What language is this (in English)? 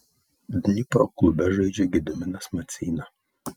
Lithuanian